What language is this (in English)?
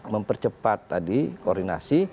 Indonesian